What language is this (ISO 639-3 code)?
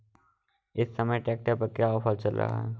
hin